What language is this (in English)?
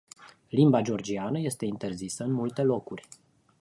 Romanian